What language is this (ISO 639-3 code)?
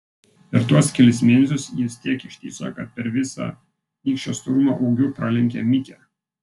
lit